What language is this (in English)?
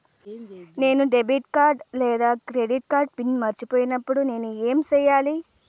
Telugu